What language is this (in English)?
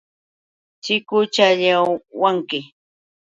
Yauyos Quechua